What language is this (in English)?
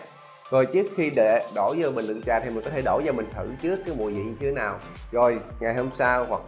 Vietnamese